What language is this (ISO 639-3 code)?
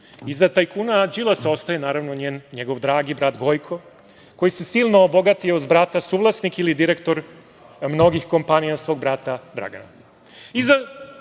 srp